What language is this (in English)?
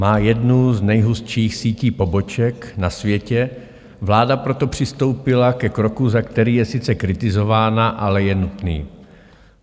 Czech